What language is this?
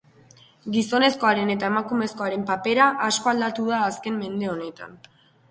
Basque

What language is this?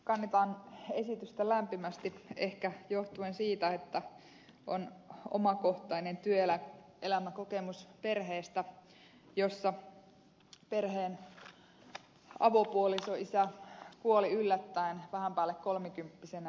Finnish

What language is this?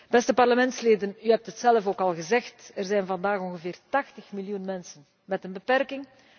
Dutch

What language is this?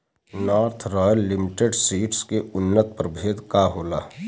Bhojpuri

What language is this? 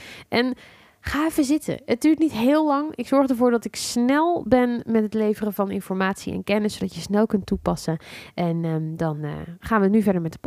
Dutch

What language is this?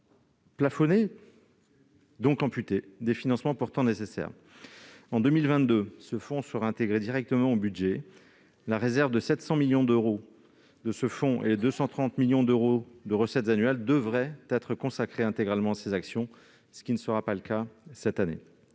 French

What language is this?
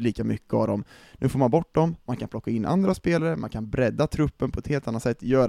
Swedish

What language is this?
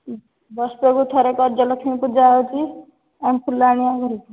Odia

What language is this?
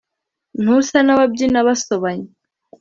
Kinyarwanda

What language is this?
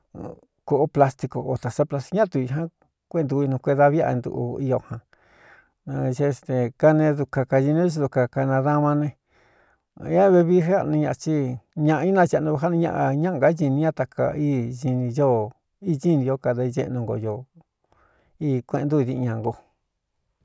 Cuyamecalco Mixtec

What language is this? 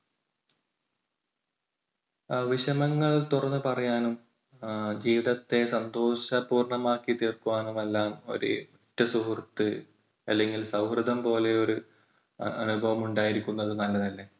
Malayalam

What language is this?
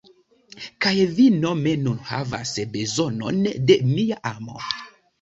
Esperanto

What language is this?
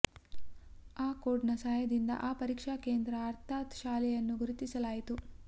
Kannada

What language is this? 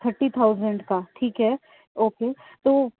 Urdu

